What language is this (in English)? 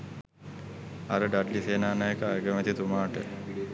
Sinhala